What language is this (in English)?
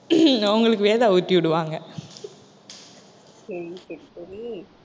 Tamil